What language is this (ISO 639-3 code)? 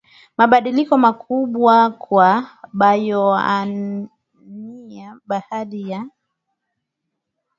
swa